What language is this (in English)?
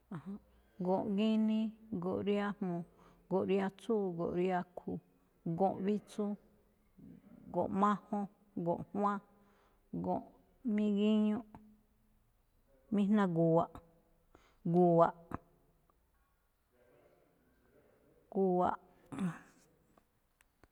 Malinaltepec Me'phaa